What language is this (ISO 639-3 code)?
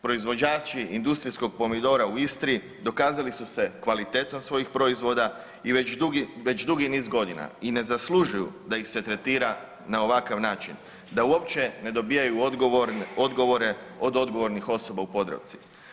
hrv